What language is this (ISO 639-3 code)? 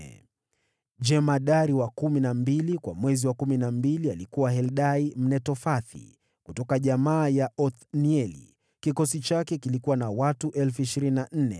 swa